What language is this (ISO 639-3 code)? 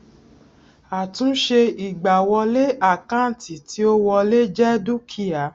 yor